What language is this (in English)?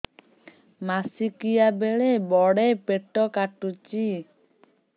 Odia